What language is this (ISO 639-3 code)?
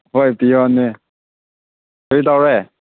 mni